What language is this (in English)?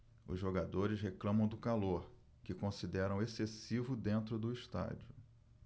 Portuguese